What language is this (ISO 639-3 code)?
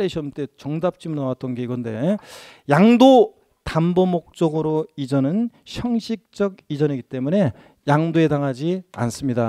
kor